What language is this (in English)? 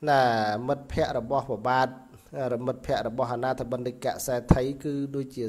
Indonesian